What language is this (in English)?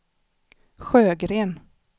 Swedish